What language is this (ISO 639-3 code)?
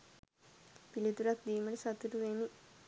sin